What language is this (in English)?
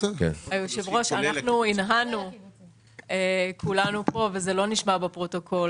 Hebrew